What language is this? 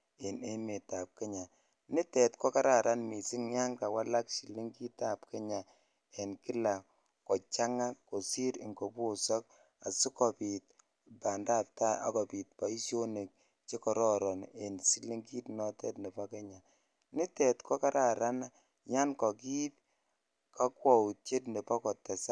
Kalenjin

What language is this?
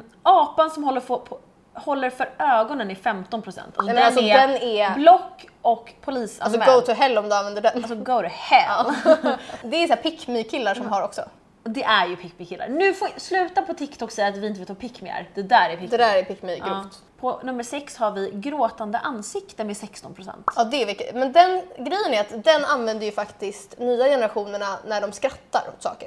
Swedish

